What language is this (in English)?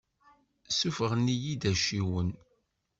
Kabyle